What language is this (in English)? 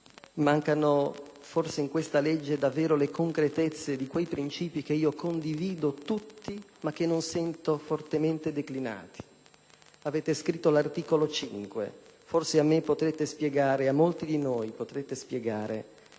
Italian